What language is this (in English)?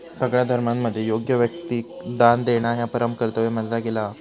Marathi